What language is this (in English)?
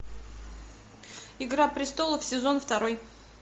Russian